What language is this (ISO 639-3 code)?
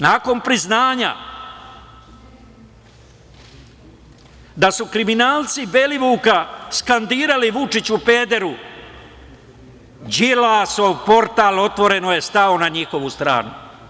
srp